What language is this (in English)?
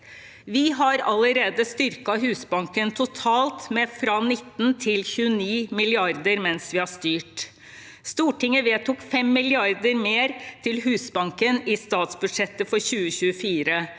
Norwegian